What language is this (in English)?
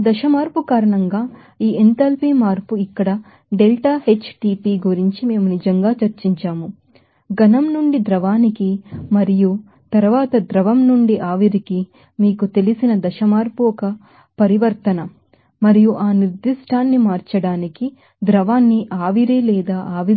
Telugu